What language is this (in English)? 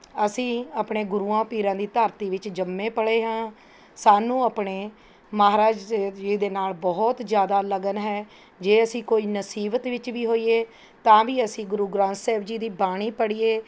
Punjabi